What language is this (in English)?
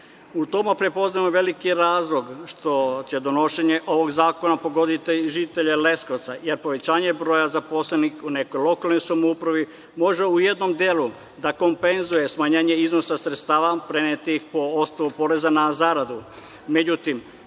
Serbian